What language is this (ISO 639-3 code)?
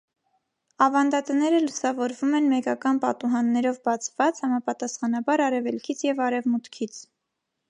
hye